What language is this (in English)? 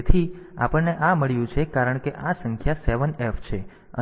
Gujarati